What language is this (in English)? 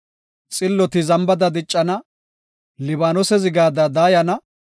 Gofa